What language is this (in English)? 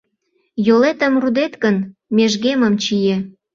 Mari